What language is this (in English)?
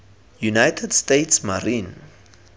Tswana